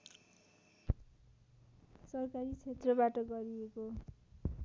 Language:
Nepali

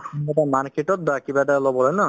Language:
Assamese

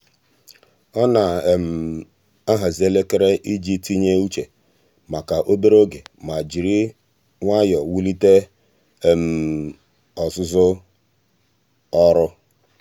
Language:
Igbo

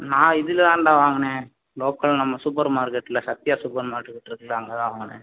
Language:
Tamil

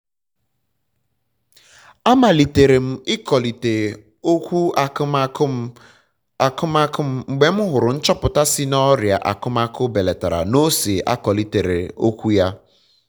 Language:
Igbo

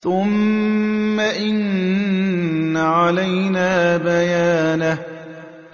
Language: Arabic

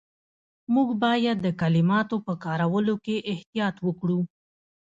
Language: Pashto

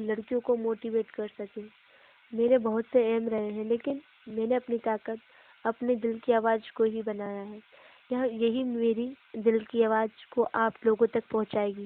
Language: Hindi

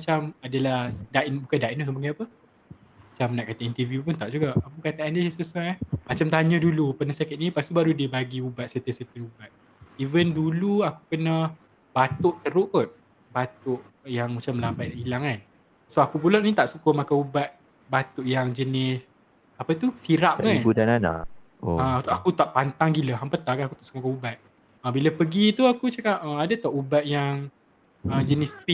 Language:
Malay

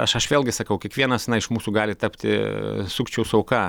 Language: Lithuanian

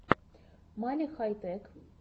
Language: Russian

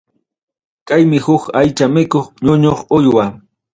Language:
Ayacucho Quechua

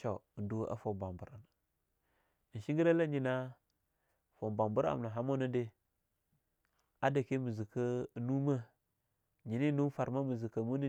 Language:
Longuda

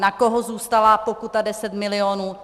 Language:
Czech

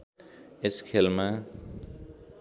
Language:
Nepali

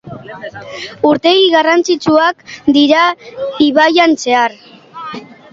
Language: Basque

